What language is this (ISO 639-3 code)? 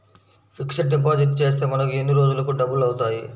tel